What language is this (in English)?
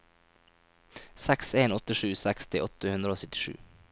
Norwegian